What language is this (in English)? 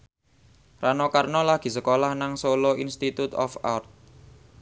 Javanese